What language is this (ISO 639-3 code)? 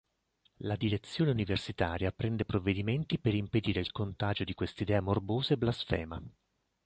ita